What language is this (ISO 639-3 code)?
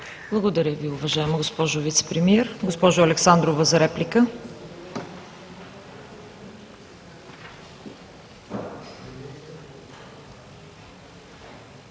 bul